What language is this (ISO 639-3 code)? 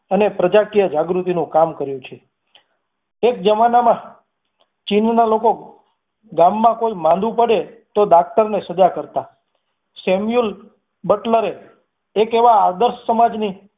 guj